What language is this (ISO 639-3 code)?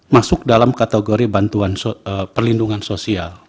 ind